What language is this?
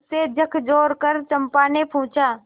Hindi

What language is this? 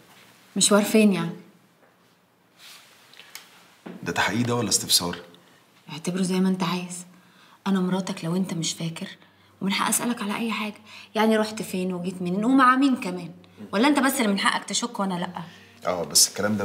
Arabic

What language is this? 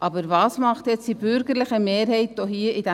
Swiss German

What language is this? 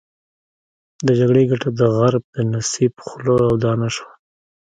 Pashto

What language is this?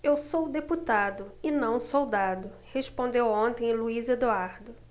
Portuguese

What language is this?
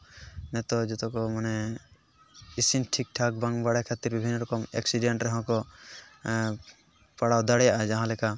Santali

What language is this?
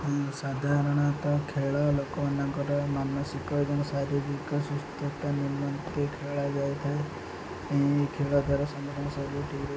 Odia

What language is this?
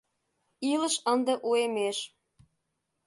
Mari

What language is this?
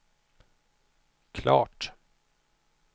Swedish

